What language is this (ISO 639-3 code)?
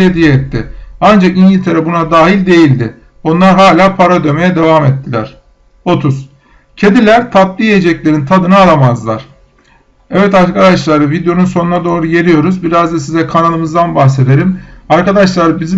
tur